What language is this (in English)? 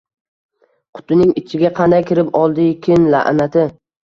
Uzbek